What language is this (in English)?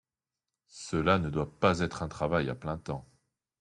French